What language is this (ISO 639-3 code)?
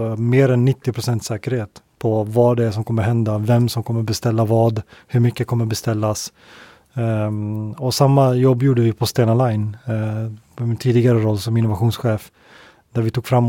swe